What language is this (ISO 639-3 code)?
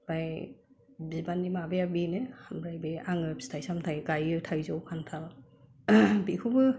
brx